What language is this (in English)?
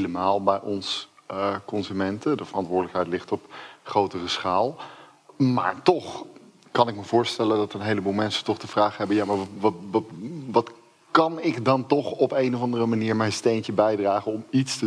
Dutch